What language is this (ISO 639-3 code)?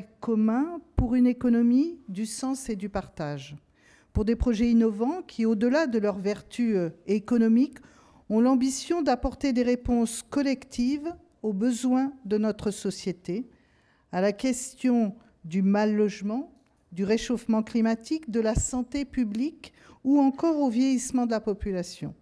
fra